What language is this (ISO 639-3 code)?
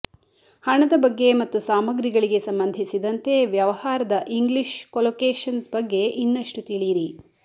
kan